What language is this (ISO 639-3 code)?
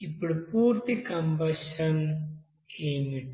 tel